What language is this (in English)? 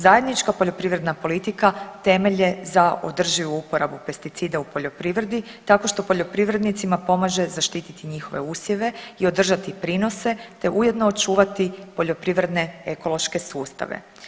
Croatian